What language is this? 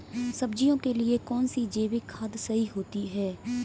Hindi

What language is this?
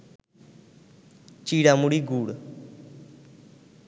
Bangla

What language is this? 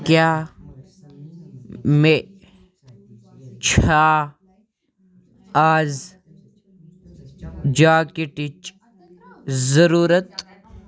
Kashmiri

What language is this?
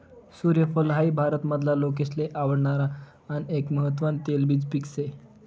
Marathi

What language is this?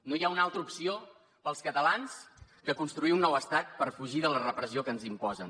Catalan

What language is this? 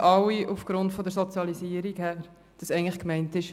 Swiss German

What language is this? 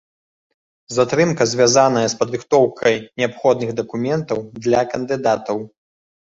Belarusian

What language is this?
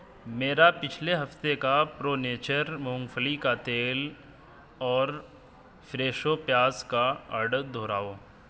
Urdu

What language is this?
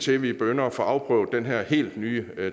Danish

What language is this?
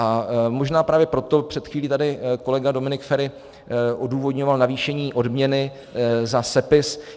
Czech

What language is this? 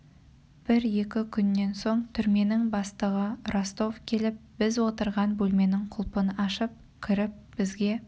Kazakh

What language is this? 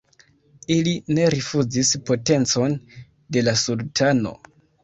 Esperanto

